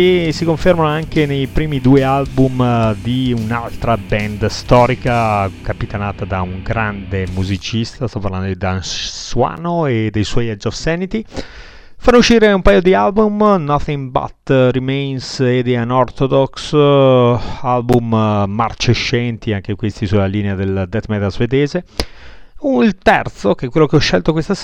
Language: Italian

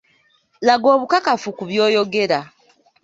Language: Ganda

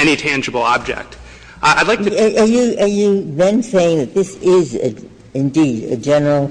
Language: English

